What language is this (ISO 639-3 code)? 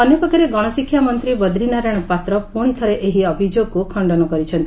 ori